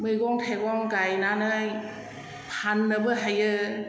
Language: Bodo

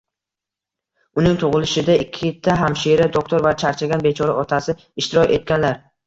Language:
Uzbek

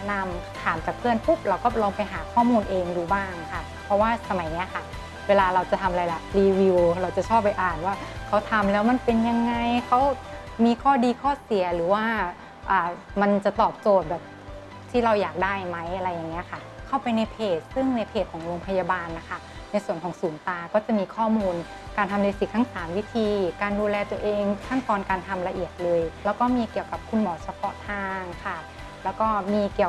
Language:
Thai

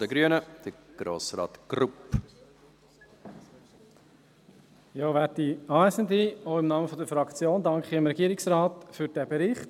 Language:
Swiss German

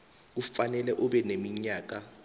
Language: South Ndebele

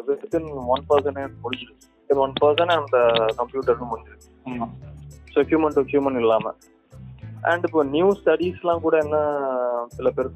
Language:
Tamil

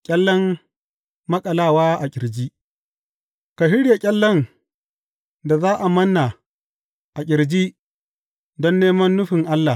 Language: Hausa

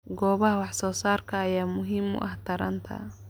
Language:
Somali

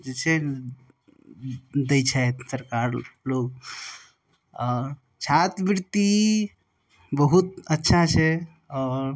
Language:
Maithili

